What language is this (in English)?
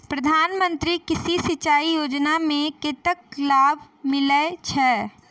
Maithili